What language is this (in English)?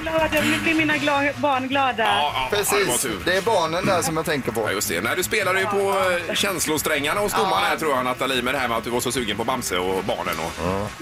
Swedish